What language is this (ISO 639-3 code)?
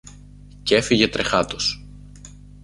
ell